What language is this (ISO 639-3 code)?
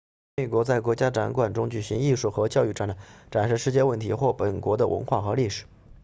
zho